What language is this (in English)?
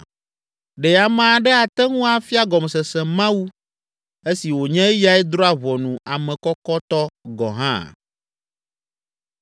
Ewe